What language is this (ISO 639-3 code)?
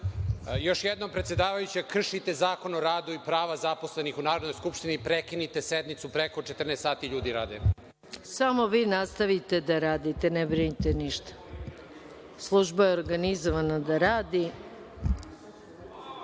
srp